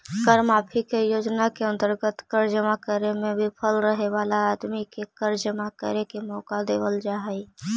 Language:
Magahi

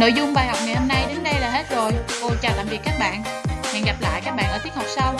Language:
Vietnamese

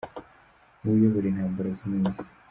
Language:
Kinyarwanda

